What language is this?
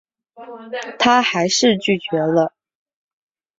Chinese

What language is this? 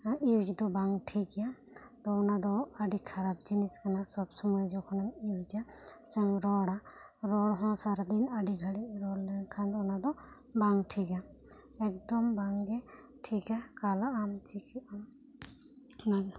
Santali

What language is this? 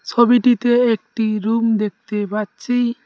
Bangla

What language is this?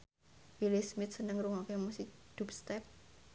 Javanese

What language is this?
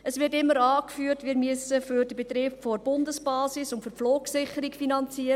Swiss German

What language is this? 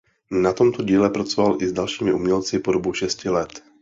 Czech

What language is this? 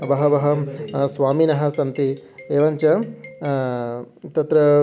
Sanskrit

